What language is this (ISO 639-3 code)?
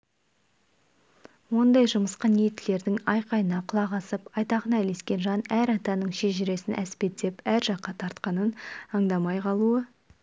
kaz